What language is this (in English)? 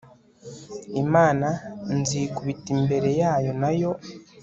Kinyarwanda